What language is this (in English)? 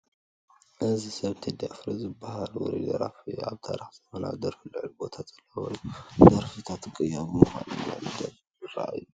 Tigrinya